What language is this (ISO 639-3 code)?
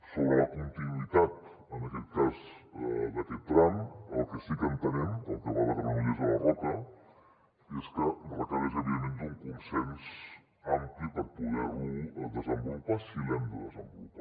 cat